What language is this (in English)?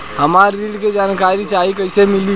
Bhojpuri